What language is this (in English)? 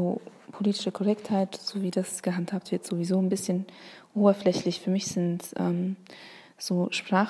German